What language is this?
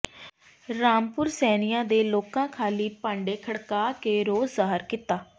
Punjabi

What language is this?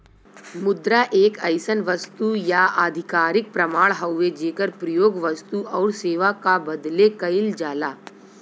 Bhojpuri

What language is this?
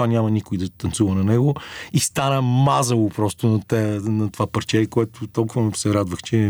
Bulgarian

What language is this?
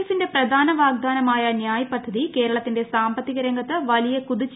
Malayalam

